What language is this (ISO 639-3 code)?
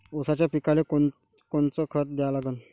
mar